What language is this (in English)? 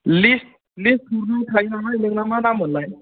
Bodo